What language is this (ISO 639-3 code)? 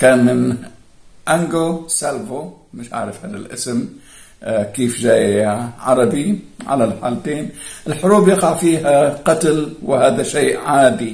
ara